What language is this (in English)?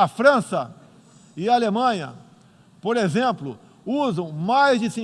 Portuguese